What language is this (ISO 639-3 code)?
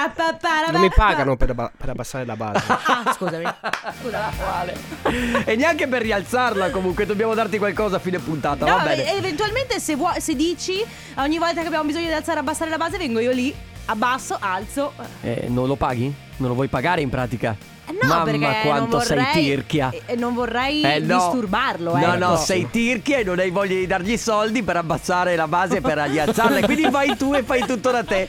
ita